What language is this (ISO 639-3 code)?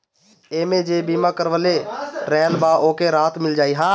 bho